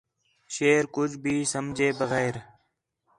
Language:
Khetrani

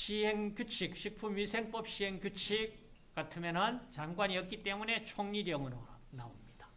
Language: Korean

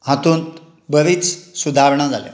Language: Konkani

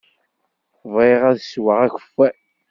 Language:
Kabyle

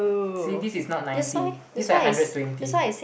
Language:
English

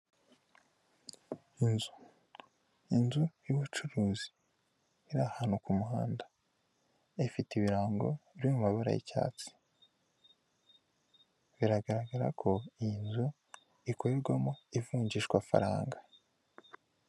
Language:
Kinyarwanda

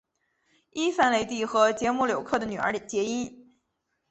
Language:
Chinese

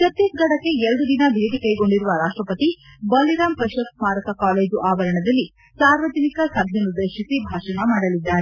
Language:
Kannada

